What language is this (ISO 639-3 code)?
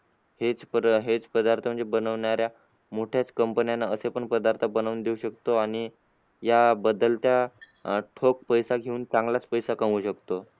mar